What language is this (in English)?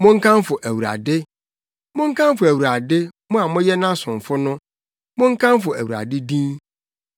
Akan